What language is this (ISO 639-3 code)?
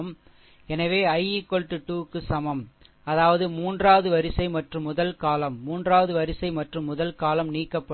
tam